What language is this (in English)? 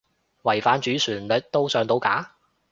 Cantonese